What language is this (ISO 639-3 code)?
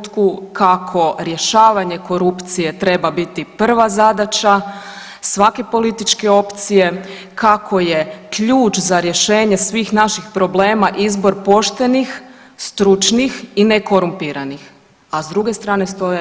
hrv